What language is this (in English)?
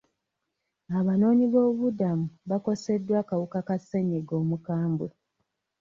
Ganda